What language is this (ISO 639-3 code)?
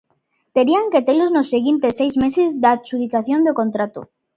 glg